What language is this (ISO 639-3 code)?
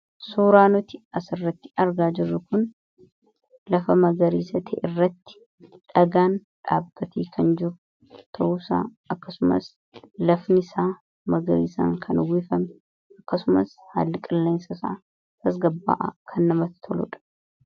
orm